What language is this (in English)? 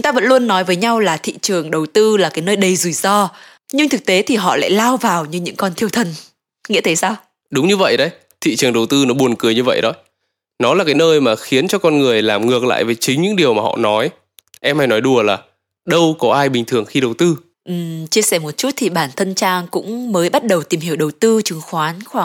Vietnamese